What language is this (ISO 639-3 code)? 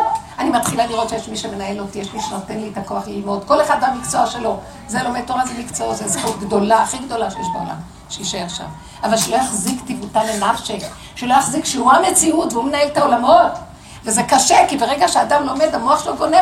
heb